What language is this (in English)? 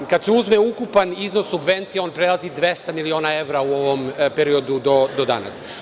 Serbian